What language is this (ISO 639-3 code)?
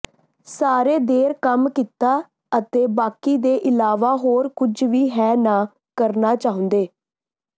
pan